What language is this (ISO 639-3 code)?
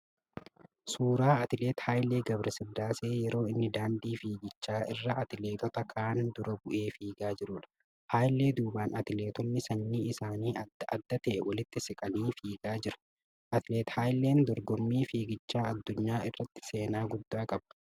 orm